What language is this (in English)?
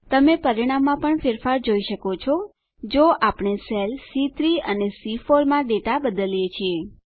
Gujarati